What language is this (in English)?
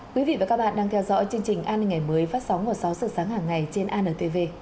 Vietnamese